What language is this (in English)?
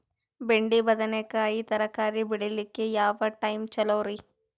Kannada